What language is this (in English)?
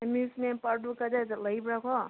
Manipuri